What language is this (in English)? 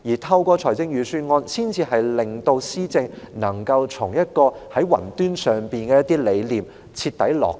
Cantonese